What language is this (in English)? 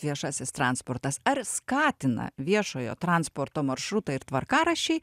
Lithuanian